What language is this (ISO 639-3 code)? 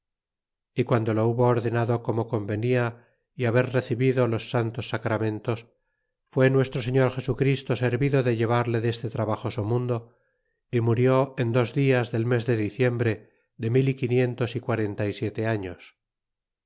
spa